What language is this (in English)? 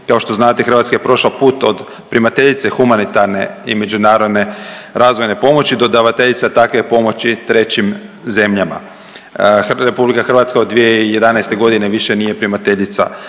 Croatian